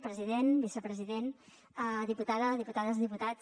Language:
Catalan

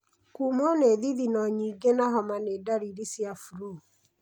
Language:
Kikuyu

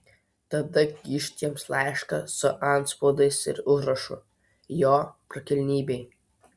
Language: Lithuanian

